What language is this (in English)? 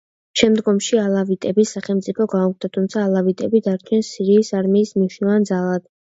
Georgian